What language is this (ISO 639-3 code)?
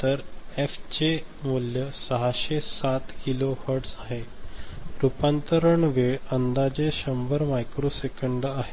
mar